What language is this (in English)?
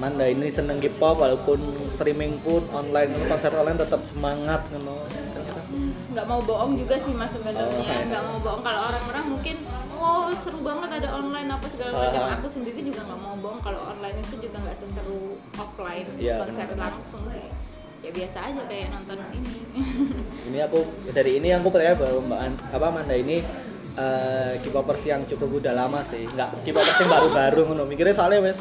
Indonesian